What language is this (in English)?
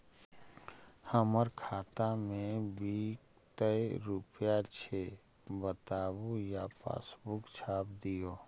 Magahi